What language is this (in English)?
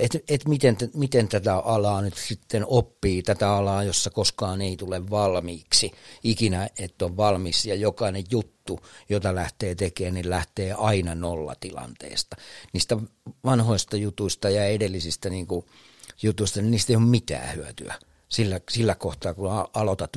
Finnish